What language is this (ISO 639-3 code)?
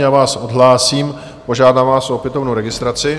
ces